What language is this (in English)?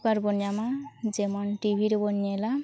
Santali